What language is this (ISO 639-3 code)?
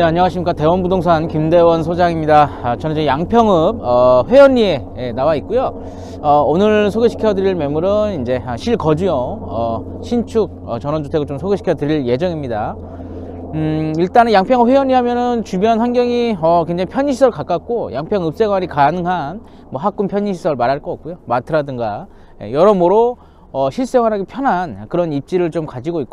kor